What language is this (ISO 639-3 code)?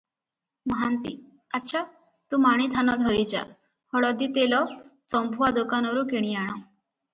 ori